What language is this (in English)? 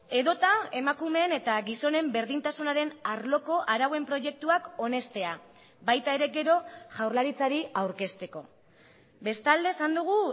Basque